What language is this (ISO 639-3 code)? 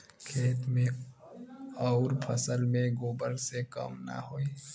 bho